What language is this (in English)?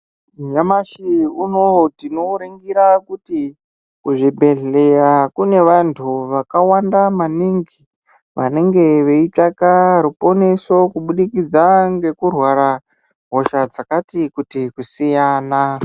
Ndau